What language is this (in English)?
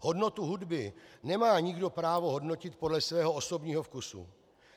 Czech